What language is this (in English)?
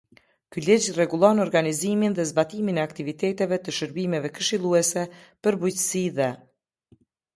Albanian